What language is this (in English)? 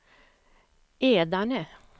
Swedish